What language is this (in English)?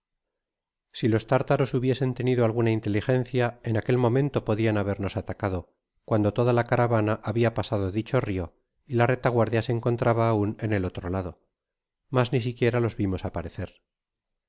Spanish